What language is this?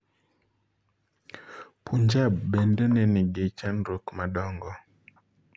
Luo (Kenya and Tanzania)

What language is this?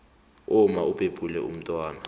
South Ndebele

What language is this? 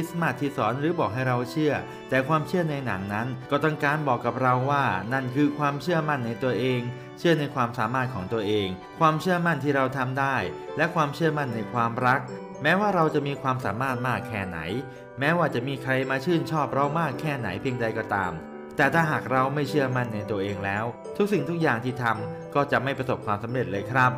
Thai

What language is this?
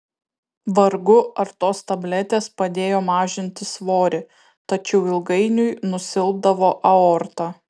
Lithuanian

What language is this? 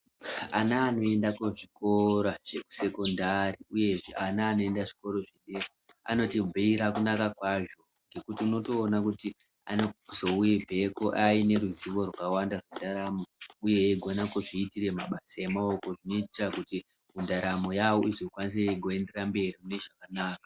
Ndau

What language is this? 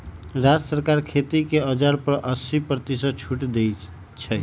Magahi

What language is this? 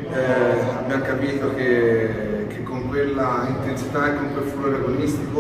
Italian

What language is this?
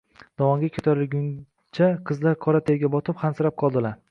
Uzbek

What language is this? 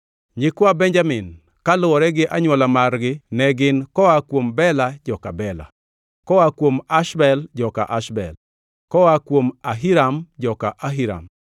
Luo (Kenya and Tanzania)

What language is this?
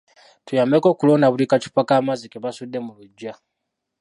Ganda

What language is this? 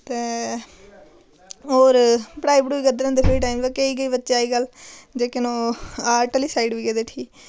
Dogri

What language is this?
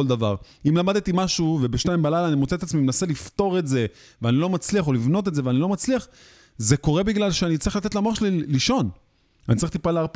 Hebrew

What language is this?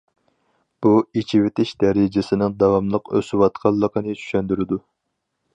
Uyghur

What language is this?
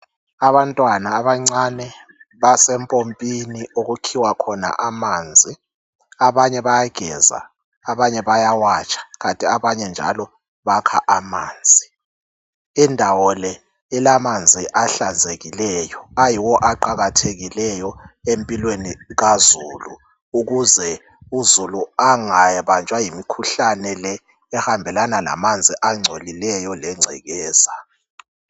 North Ndebele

